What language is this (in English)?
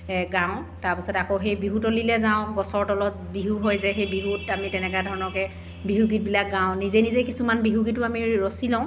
Assamese